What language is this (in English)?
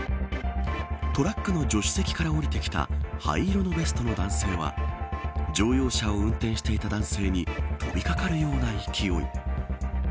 Japanese